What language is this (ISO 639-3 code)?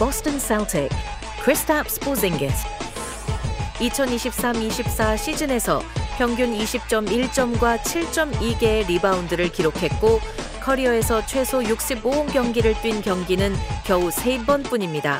kor